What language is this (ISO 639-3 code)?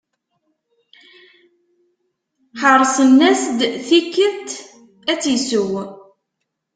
kab